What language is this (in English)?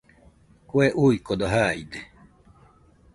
Nüpode Huitoto